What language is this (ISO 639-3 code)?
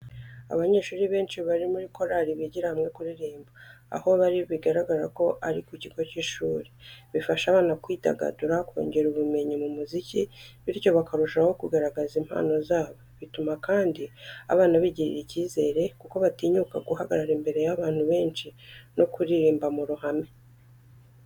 kin